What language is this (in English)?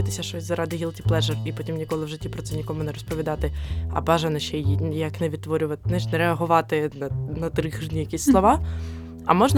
Ukrainian